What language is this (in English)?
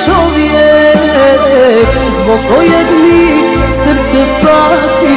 Arabic